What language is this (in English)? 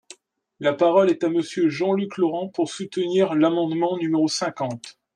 French